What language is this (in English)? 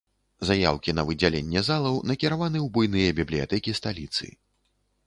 Belarusian